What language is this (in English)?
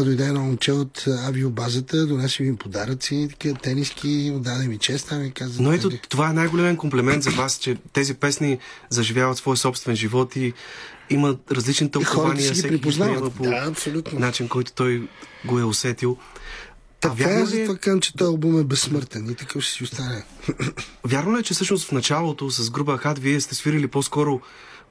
Bulgarian